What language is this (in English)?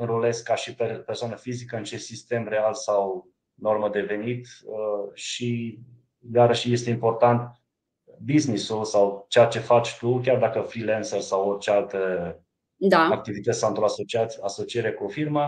Romanian